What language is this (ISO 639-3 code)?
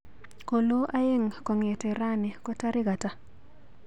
kln